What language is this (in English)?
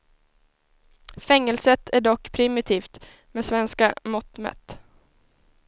Swedish